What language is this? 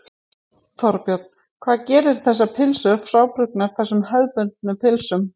Icelandic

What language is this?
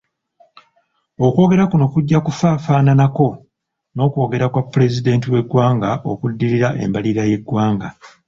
Ganda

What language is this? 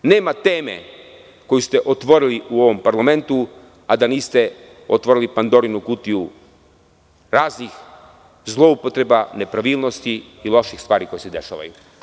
Serbian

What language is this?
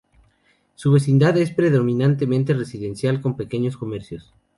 Spanish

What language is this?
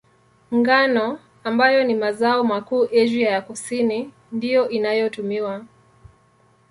Swahili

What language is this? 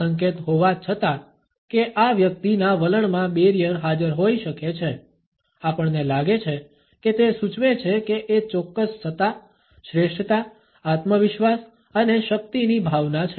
Gujarati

